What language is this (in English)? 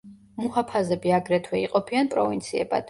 Georgian